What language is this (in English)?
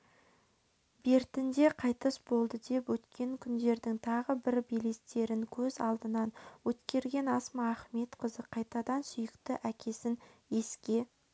Kazakh